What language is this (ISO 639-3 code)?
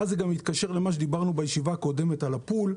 heb